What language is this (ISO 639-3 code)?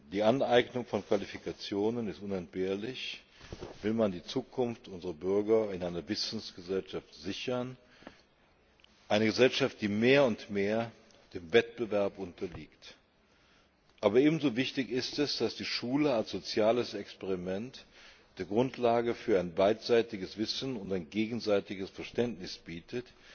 deu